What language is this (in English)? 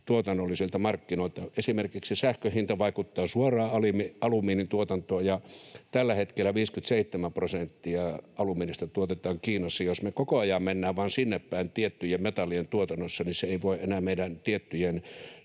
Finnish